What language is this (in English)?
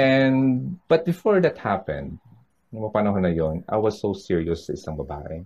Filipino